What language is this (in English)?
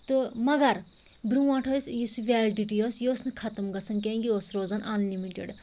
Kashmiri